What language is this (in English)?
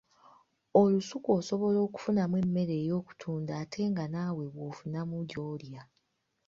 Ganda